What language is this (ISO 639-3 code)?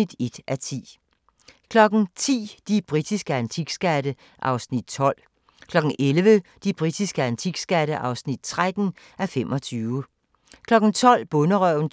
dan